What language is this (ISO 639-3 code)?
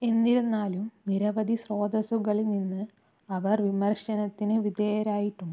mal